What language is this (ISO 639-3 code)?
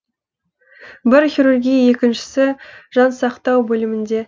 kaz